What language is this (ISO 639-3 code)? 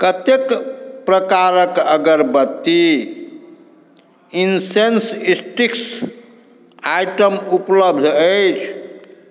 mai